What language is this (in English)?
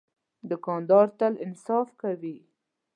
Pashto